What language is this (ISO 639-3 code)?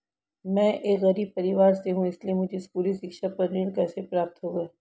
hin